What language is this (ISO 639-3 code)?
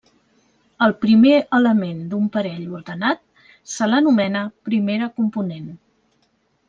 cat